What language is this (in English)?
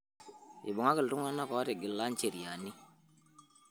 Masai